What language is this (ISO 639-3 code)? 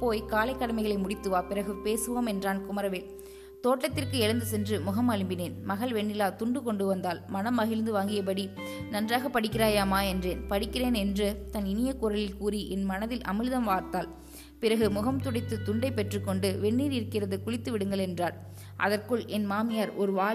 tam